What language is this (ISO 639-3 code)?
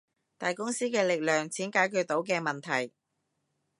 yue